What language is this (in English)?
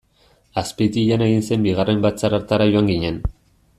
Basque